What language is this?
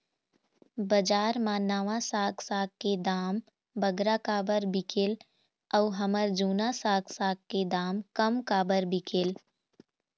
Chhattisgarhi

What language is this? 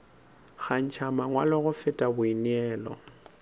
Northern Sotho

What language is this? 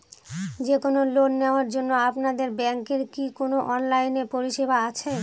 Bangla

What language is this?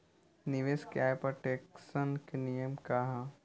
Bhojpuri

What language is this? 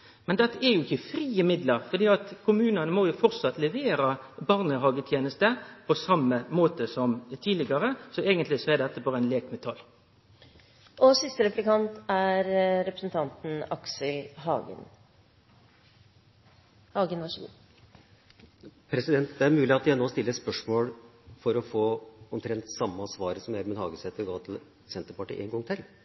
Norwegian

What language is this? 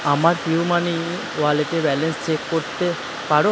Bangla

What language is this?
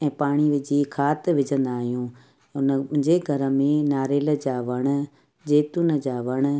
Sindhi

